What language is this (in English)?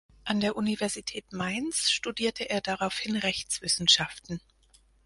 German